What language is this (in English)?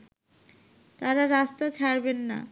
Bangla